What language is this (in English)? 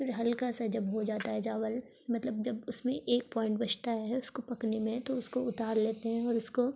Urdu